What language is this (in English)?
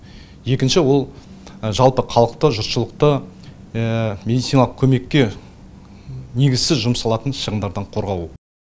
Kazakh